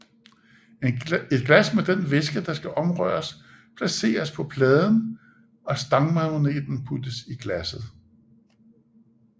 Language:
Danish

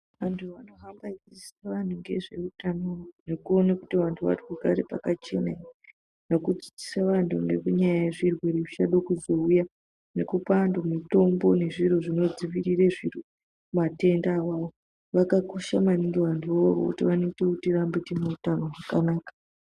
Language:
Ndau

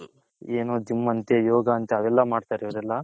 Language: Kannada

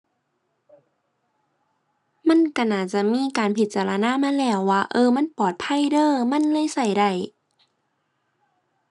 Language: Thai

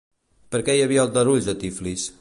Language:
Catalan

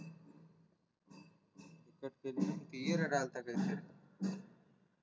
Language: Marathi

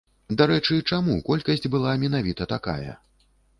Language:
Belarusian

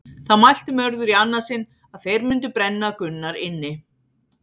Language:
Icelandic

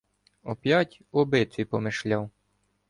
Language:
Ukrainian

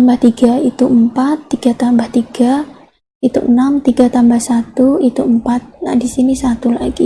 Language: Indonesian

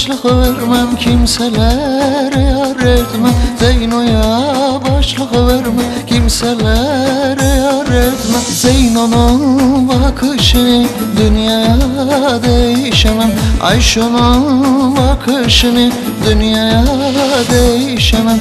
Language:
Turkish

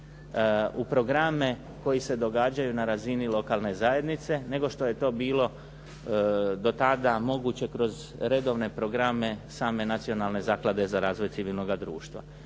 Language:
Croatian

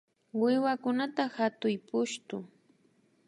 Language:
Imbabura Highland Quichua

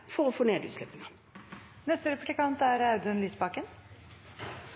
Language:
Norwegian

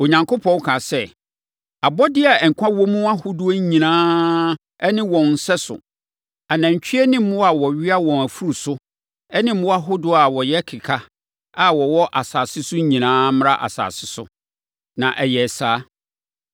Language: Akan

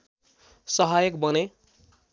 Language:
Nepali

